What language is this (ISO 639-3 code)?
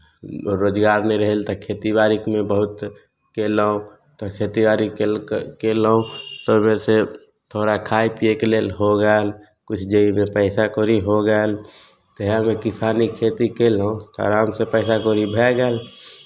mai